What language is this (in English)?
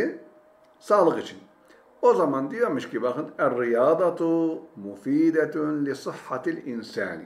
Turkish